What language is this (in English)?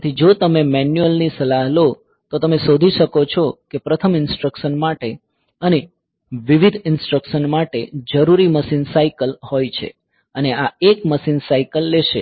Gujarati